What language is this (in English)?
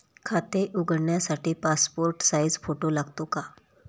Marathi